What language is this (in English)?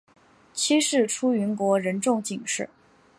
Chinese